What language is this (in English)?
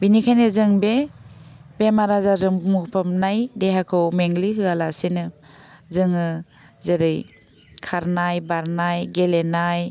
Bodo